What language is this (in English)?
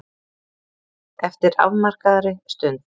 Icelandic